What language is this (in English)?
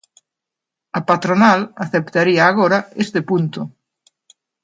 Galician